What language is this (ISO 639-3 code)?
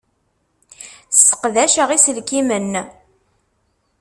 kab